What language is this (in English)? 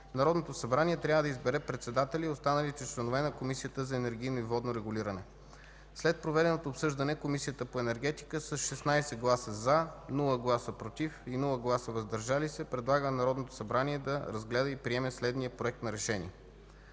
Bulgarian